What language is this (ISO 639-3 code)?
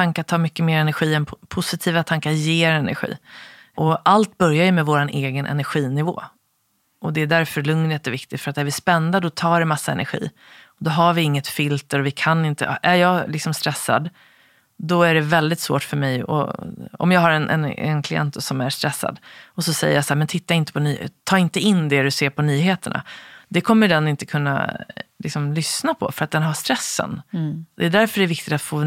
swe